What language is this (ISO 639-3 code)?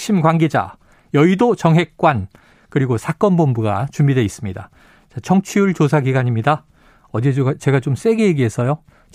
kor